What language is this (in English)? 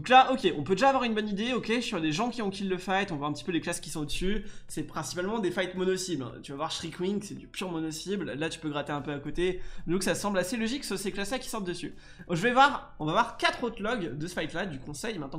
French